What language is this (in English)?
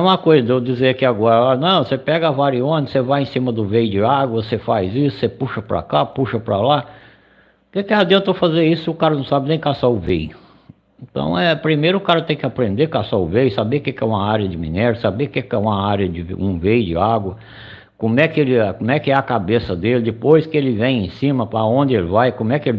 Portuguese